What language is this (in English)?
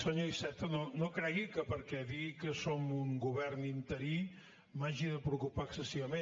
Catalan